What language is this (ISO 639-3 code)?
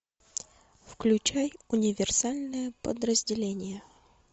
rus